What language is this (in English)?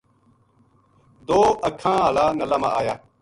Gujari